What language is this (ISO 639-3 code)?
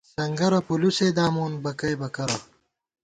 gwt